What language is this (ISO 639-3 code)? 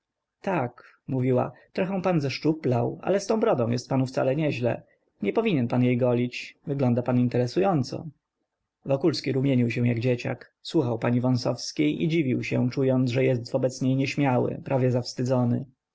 pol